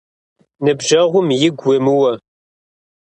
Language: Kabardian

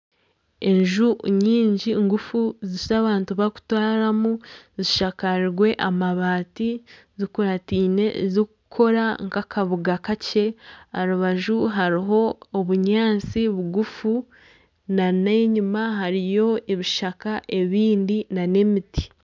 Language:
Nyankole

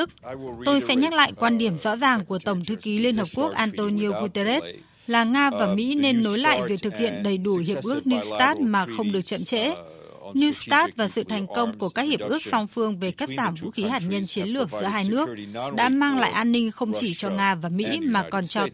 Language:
Vietnamese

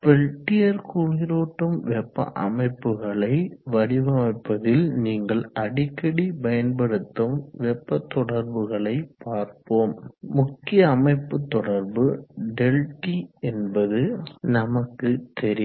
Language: Tamil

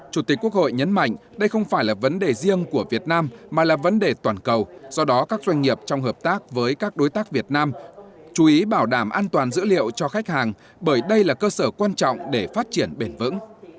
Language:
Vietnamese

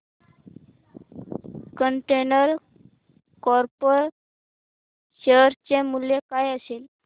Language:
Marathi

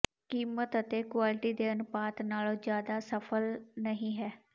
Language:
Punjabi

